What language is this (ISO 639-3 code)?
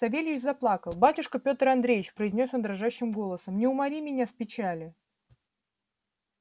rus